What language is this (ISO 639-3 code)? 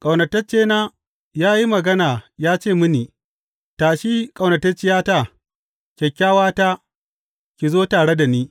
hau